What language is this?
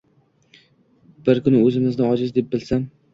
Uzbek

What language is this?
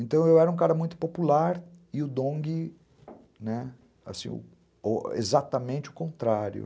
Portuguese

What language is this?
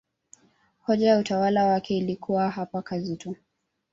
Swahili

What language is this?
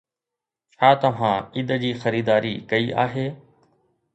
Sindhi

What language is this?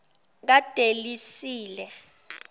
Zulu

